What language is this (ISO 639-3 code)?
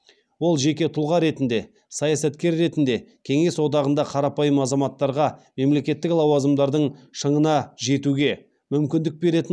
kaz